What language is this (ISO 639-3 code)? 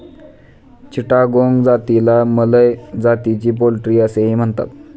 mar